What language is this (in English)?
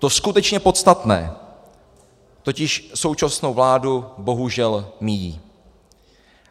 Czech